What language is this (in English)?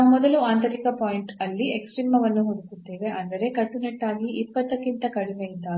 Kannada